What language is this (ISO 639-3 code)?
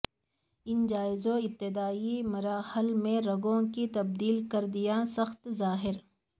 urd